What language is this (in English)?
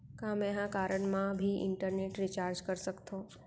Chhattisgarhi